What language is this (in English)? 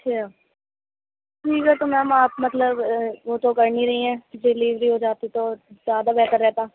Urdu